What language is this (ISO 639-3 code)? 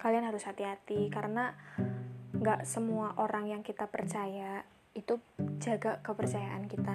ind